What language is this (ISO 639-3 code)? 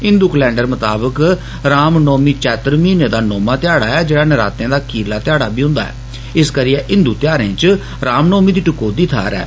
doi